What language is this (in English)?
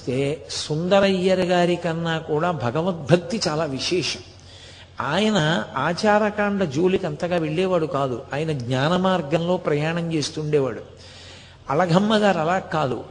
Telugu